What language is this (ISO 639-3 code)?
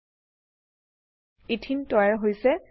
asm